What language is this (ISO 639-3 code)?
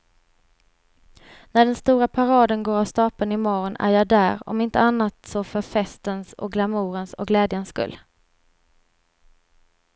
swe